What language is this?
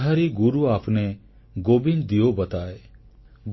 Odia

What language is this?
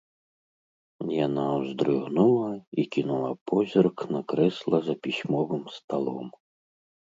Belarusian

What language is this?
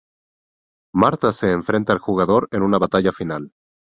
Spanish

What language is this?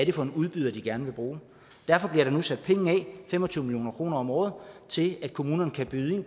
Danish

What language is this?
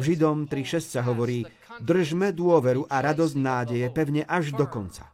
Slovak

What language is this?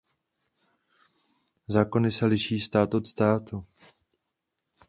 Czech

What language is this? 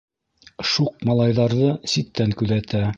Bashkir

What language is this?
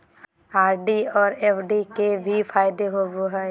Magahi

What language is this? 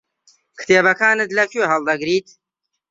Central Kurdish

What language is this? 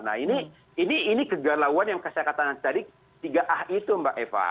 Indonesian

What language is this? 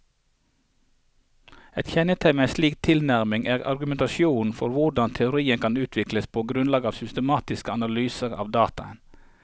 Norwegian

